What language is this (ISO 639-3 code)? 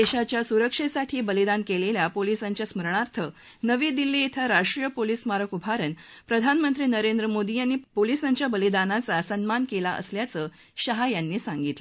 mar